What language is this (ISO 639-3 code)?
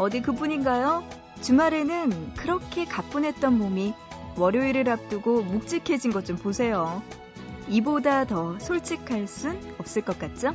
kor